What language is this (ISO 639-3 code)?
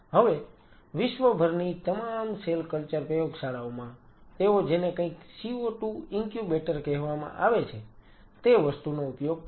guj